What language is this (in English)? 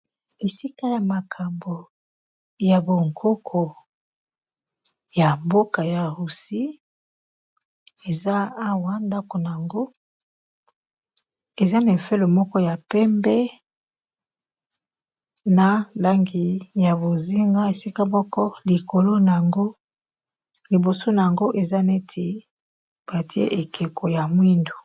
Lingala